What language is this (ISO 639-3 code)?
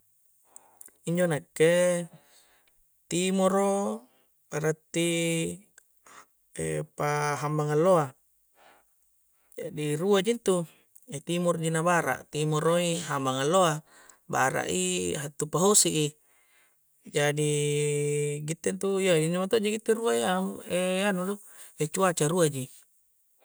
kjc